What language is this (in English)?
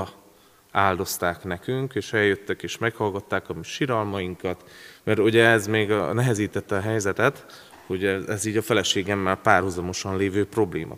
Hungarian